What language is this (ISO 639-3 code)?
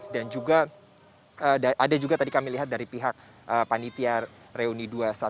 ind